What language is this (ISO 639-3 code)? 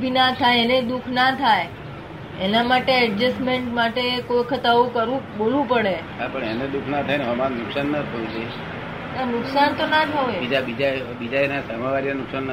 guj